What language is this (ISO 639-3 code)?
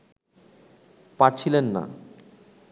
ben